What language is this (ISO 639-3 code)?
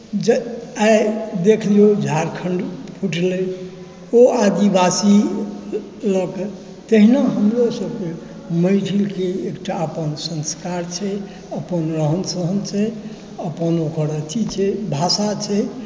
mai